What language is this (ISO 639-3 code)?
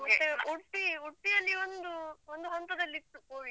kan